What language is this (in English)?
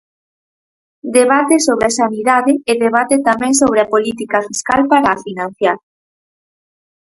Galician